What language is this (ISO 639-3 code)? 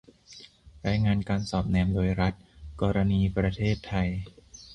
tha